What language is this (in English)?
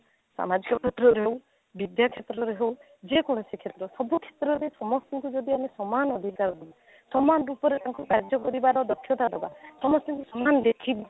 Odia